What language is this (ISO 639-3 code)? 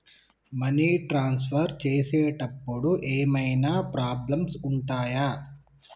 tel